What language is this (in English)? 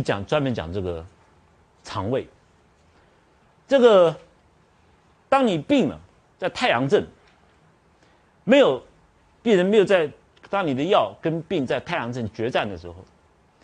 Chinese